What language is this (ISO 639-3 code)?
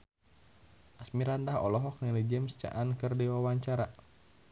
sun